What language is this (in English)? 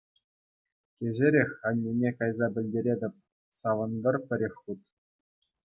Chuvash